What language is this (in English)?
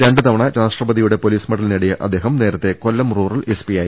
Malayalam